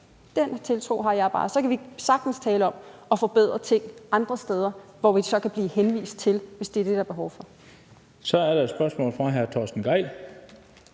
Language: Danish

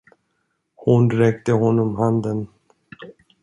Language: Swedish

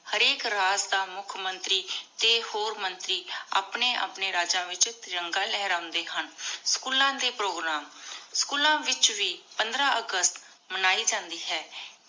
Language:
Punjabi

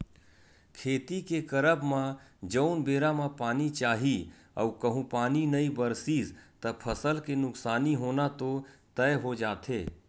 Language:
Chhattisgarhi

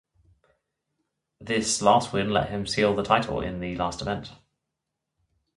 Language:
English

